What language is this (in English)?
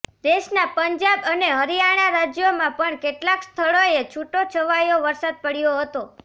Gujarati